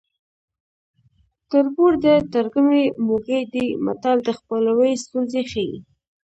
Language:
Pashto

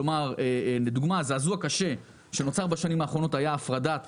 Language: Hebrew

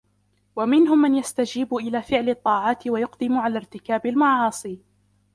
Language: Arabic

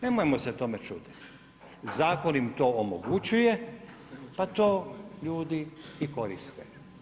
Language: Croatian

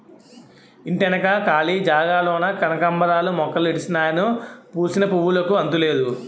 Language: Telugu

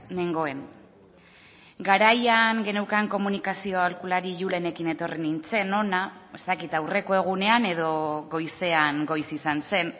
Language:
Basque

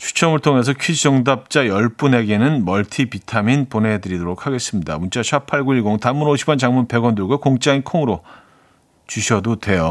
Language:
Korean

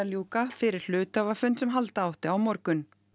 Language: Icelandic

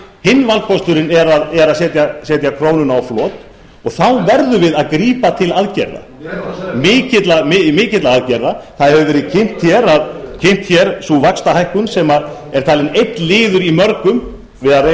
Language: Icelandic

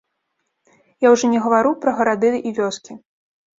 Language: Belarusian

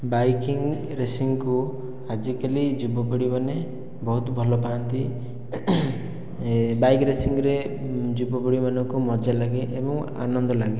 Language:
Odia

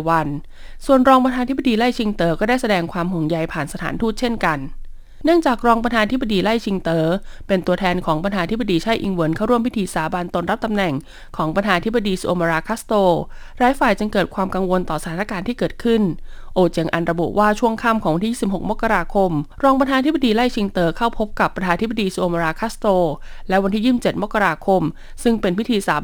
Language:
Thai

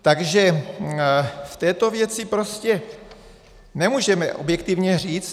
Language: Czech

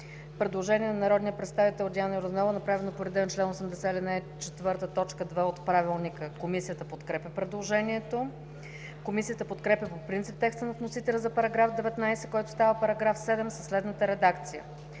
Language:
Bulgarian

